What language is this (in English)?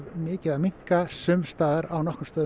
Icelandic